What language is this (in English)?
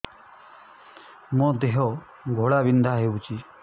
Odia